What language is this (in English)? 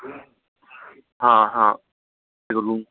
Hindi